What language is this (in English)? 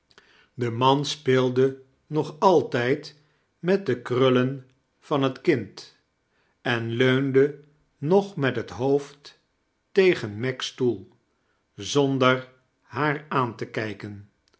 Dutch